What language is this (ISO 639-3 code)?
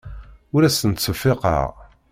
kab